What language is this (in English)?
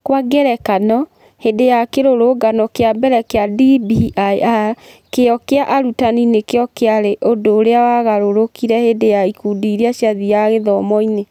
Kikuyu